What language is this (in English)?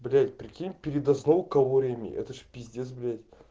Russian